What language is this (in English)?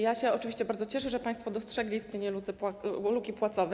Polish